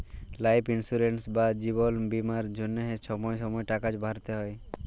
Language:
Bangla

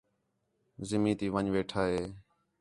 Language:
Khetrani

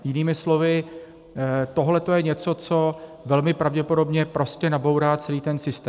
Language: Czech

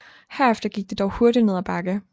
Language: Danish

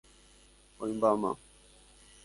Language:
Guarani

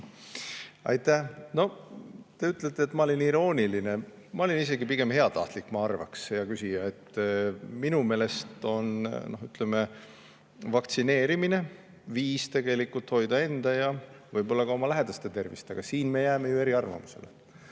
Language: Estonian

